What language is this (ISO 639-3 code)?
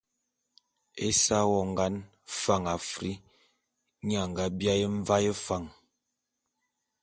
bum